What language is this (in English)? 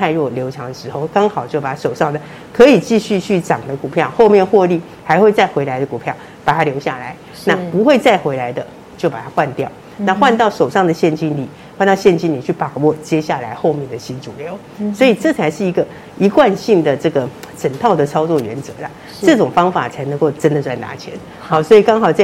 Chinese